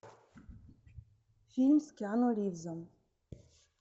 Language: Russian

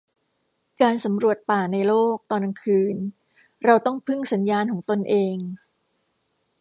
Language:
Thai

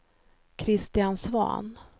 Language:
Swedish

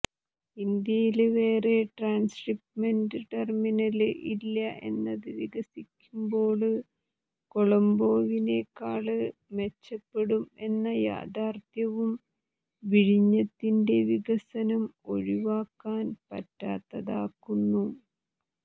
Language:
Malayalam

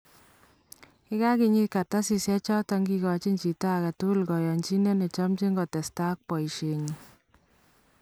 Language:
Kalenjin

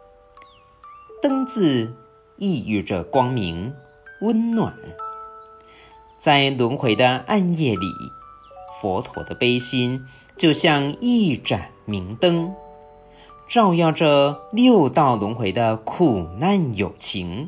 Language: Chinese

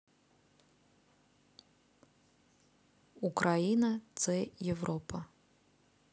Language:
Russian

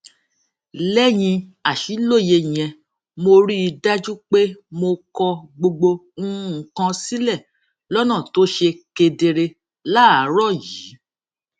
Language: Yoruba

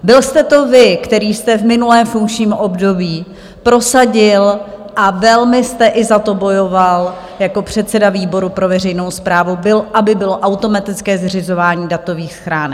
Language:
Czech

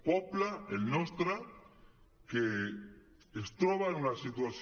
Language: Catalan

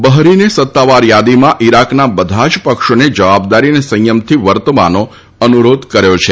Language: Gujarati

